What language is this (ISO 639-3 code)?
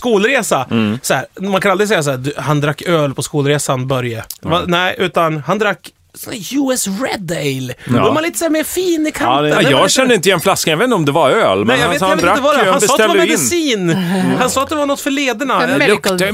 swe